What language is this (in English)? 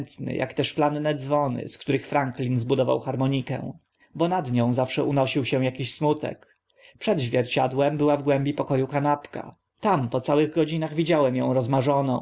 Polish